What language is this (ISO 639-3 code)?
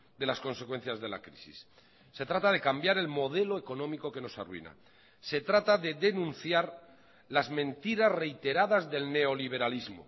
spa